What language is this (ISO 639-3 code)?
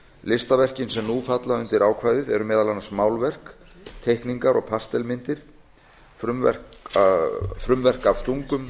isl